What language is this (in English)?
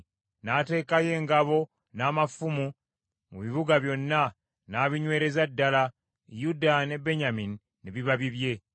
Ganda